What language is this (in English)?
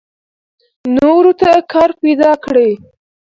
Pashto